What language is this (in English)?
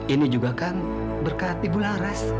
Indonesian